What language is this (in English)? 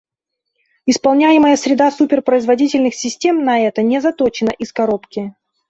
Russian